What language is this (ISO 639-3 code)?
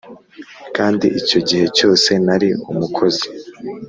kin